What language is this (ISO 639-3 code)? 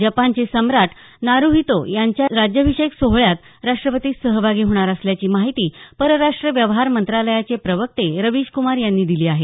mar